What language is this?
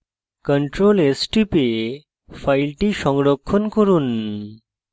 Bangla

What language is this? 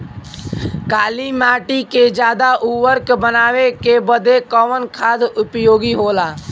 Bhojpuri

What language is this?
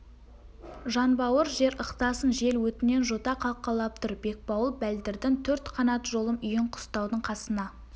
Kazakh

